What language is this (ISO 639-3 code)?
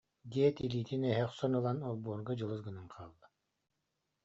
sah